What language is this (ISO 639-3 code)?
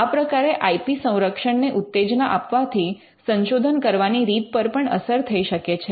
guj